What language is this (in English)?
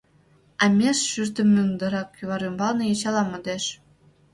Mari